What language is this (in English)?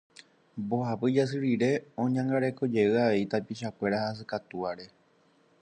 Guarani